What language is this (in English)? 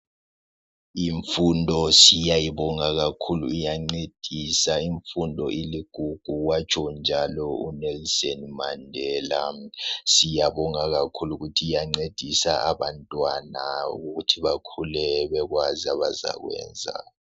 North Ndebele